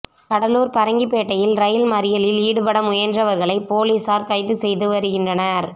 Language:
Tamil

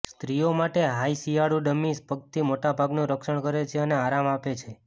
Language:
Gujarati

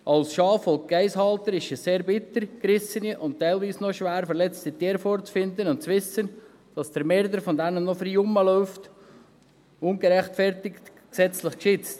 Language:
Swiss German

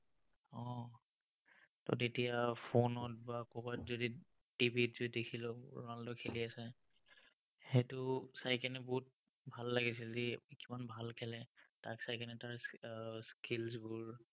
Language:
Assamese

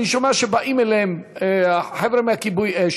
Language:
Hebrew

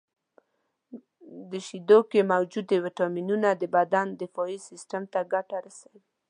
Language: Pashto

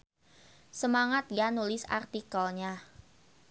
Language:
Sundanese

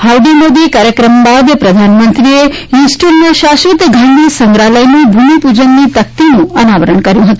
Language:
Gujarati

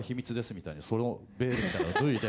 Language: Japanese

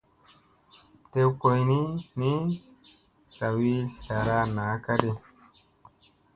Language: Musey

